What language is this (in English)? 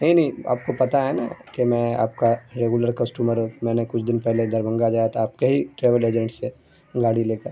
Urdu